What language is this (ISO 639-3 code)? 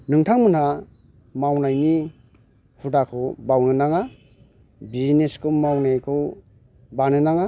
brx